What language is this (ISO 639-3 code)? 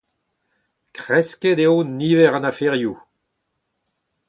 bre